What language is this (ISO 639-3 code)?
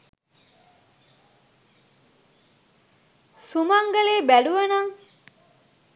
sin